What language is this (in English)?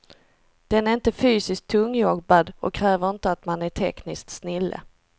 Swedish